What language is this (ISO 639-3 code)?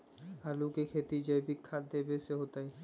mag